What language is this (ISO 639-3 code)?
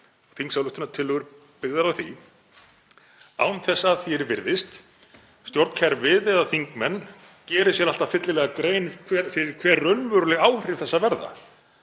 isl